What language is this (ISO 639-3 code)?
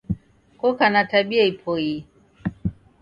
dav